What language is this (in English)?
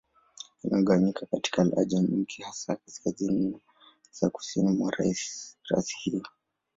Swahili